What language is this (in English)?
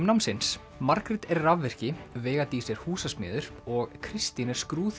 Icelandic